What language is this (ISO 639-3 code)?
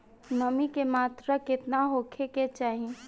bho